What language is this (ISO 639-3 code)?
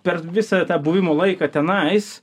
lit